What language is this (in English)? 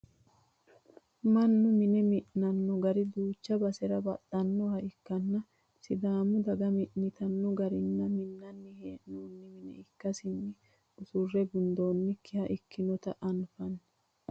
Sidamo